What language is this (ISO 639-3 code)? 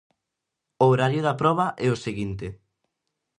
glg